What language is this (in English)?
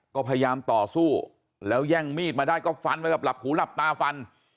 Thai